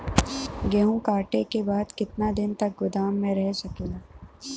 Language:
Bhojpuri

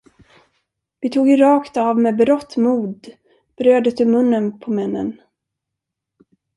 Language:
Swedish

